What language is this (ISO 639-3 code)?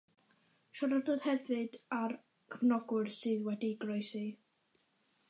cym